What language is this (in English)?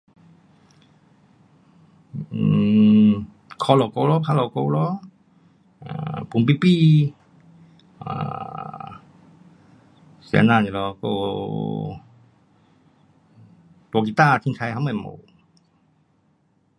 Pu-Xian Chinese